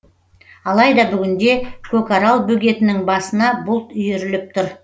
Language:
Kazakh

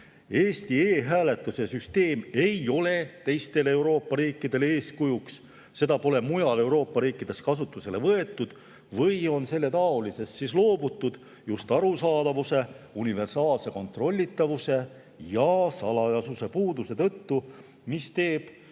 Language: Estonian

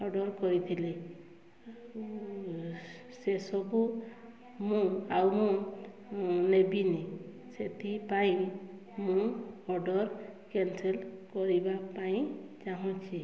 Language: Odia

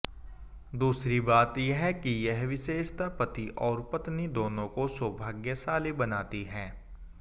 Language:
Hindi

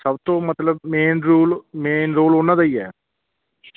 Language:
Punjabi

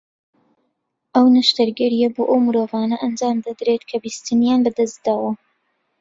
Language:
Central Kurdish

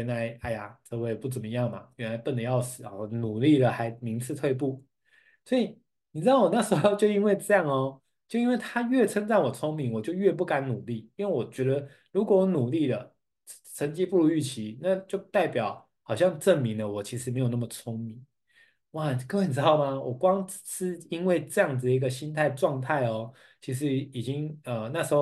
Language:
Chinese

